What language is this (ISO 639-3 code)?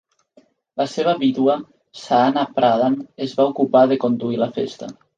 cat